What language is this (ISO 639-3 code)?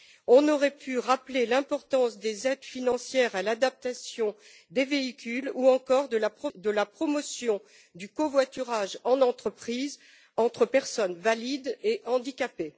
fra